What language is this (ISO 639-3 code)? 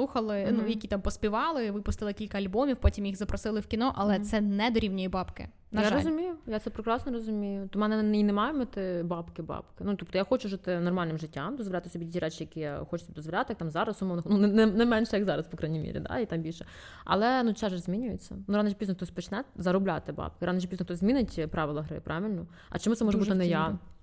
ukr